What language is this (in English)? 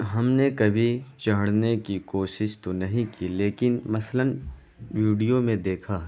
Urdu